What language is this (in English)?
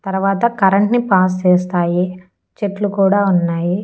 Telugu